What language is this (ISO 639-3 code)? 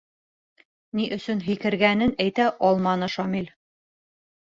bak